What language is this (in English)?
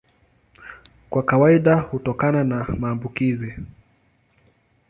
Swahili